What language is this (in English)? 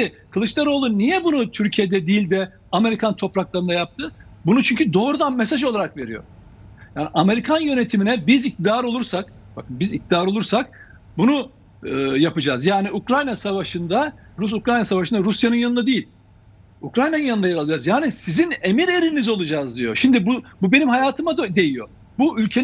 Turkish